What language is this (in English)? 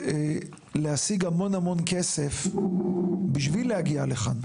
Hebrew